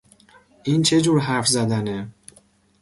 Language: Persian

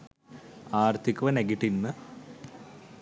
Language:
Sinhala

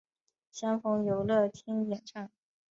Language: Chinese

